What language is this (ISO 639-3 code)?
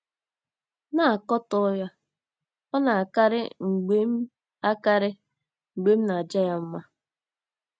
ibo